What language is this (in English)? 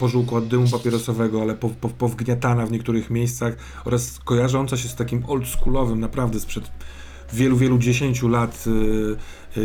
Polish